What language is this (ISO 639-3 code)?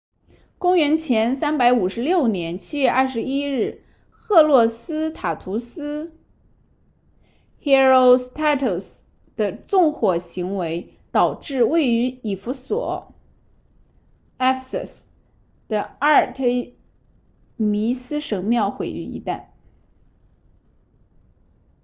zho